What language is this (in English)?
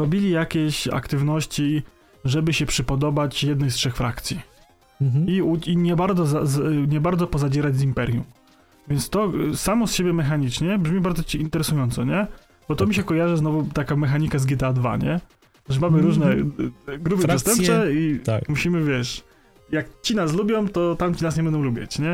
Polish